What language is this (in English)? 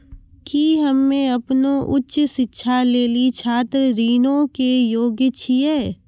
Maithili